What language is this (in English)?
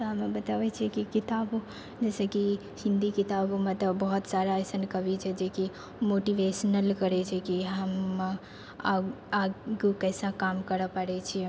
Maithili